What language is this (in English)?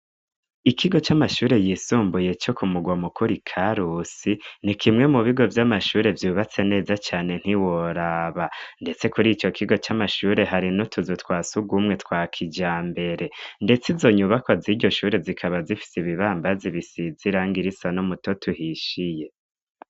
Rundi